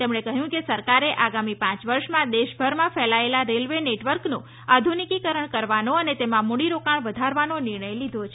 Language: Gujarati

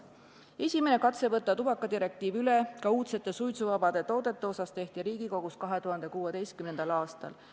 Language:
Estonian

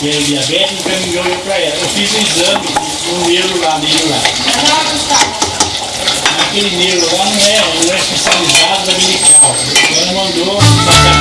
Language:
Portuguese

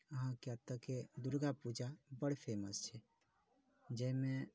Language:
Maithili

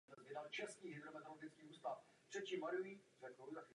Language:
Czech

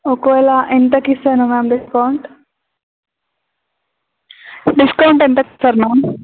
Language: Telugu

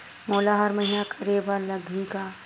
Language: Chhattisgarhi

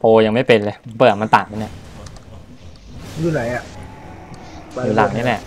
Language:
Thai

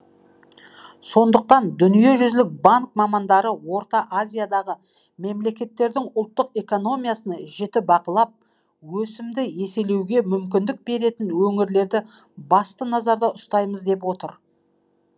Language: Kazakh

